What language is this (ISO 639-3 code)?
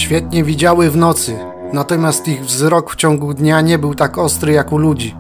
pol